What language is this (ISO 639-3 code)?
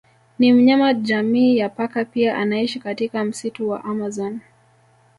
swa